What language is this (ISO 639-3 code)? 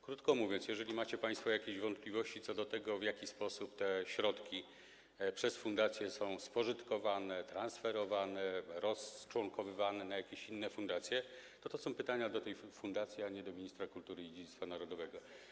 pol